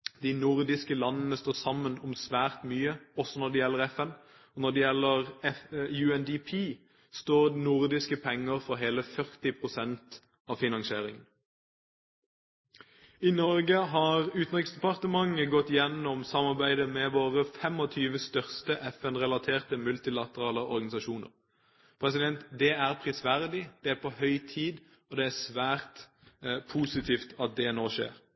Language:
Norwegian Bokmål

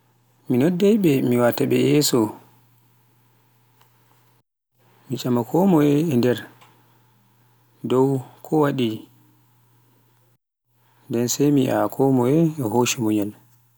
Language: Pular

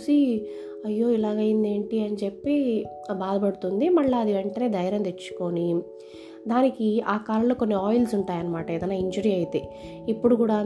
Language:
Telugu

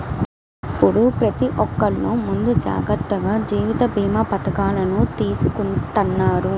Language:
Telugu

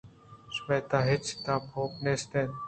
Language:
Eastern Balochi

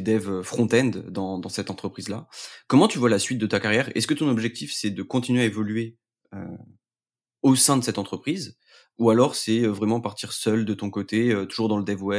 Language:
French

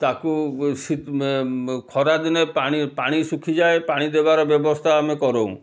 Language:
Odia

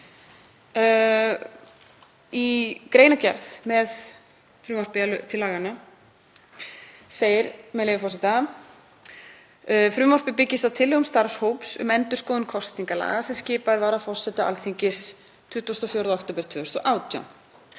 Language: Icelandic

